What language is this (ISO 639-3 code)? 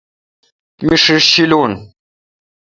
xka